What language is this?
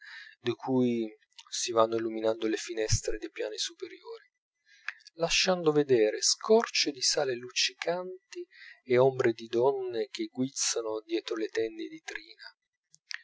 Italian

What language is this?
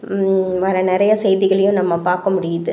Tamil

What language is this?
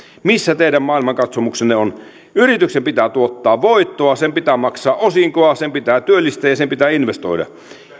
Finnish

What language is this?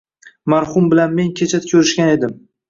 Uzbek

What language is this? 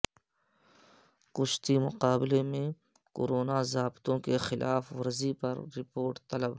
Urdu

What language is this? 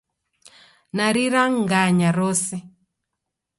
Taita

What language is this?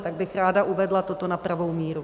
Czech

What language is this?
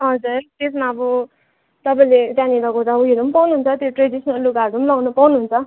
Nepali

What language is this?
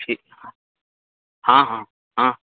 Maithili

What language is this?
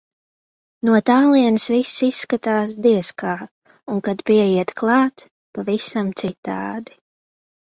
Latvian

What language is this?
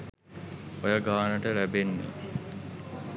Sinhala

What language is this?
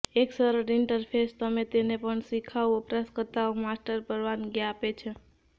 Gujarati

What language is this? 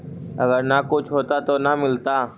Magahi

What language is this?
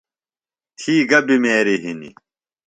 Phalura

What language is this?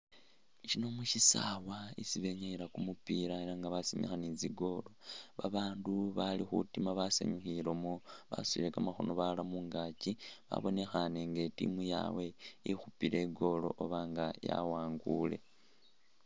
Masaaba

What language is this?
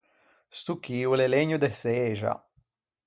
Ligurian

